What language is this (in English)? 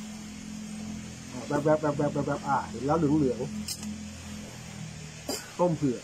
Thai